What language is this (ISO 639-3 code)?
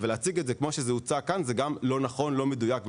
heb